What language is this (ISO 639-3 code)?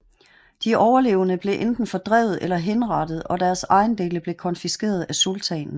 dan